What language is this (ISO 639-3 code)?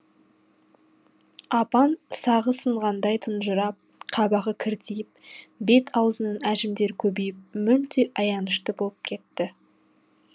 kaz